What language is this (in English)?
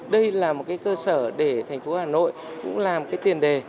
Vietnamese